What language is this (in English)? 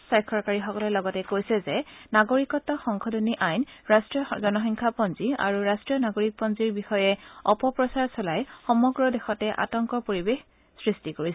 Assamese